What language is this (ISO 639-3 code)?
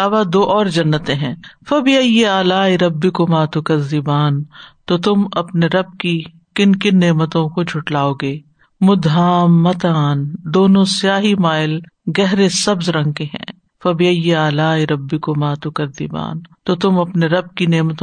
urd